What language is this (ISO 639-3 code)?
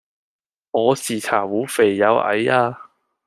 yue